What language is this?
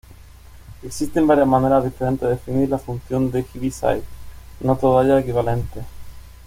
Spanish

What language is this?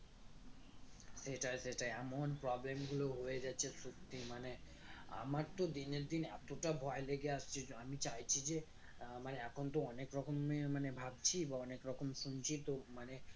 Bangla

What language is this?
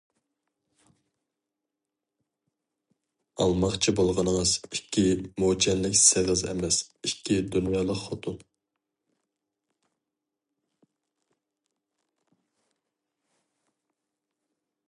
Uyghur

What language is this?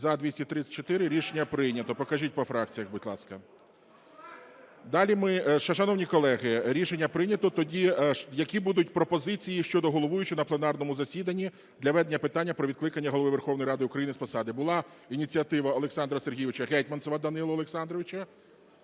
Ukrainian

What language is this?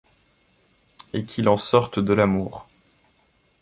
French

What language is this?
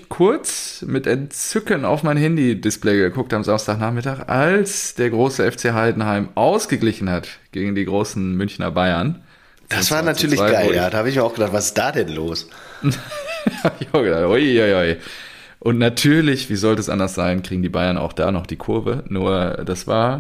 German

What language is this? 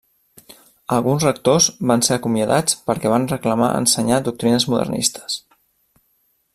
Catalan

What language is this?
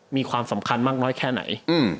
Thai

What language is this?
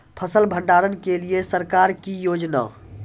Maithili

